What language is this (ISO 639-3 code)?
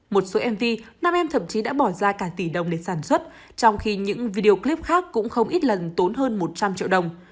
vie